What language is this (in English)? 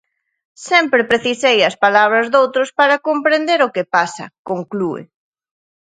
Galician